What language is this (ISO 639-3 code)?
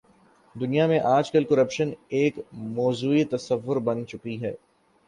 urd